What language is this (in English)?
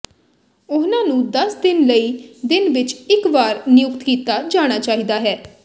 Punjabi